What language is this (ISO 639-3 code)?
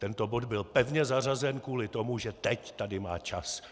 ces